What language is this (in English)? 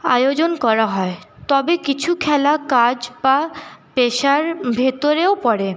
Bangla